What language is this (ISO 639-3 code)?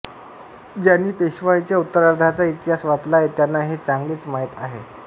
mar